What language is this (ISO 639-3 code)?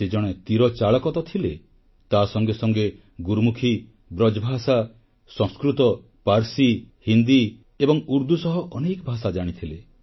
ori